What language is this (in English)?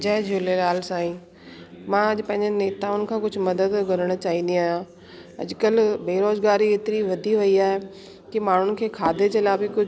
Sindhi